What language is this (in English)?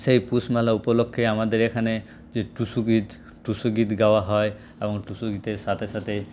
Bangla